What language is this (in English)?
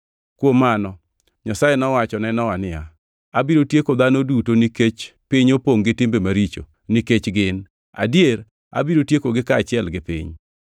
Luo (Kenya and Tanzania)